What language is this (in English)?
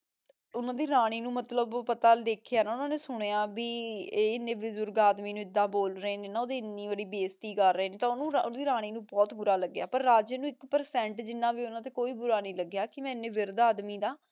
Punjabi